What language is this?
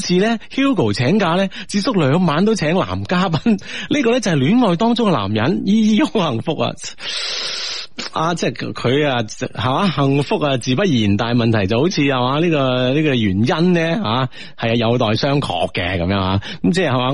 Chinese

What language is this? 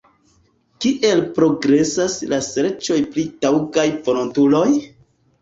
Esperanto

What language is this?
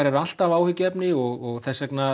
Icelandic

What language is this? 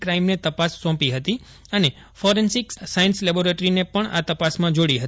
Gujarati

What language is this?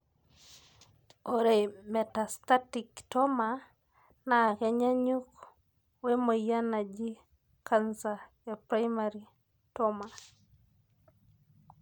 Masai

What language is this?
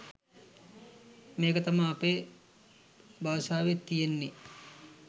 Sinhala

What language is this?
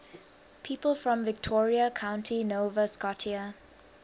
English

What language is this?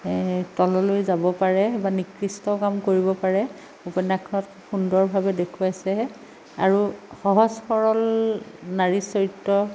Assamese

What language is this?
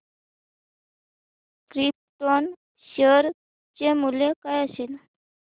Marathi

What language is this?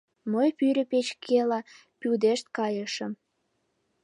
Mari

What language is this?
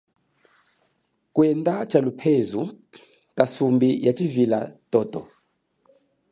Chokwe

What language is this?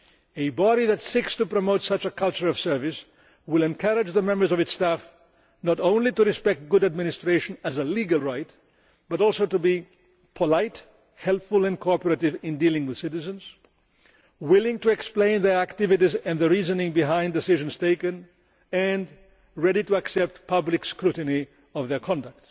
English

